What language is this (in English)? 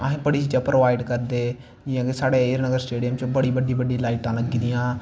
Dogri